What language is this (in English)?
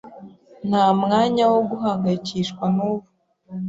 Kinyarwanda